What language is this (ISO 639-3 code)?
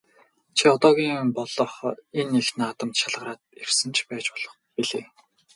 mon